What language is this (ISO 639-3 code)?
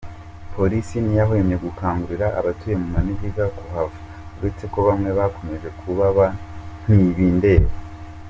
kin